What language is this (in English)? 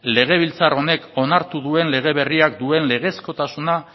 Basque